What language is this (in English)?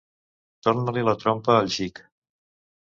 Catalan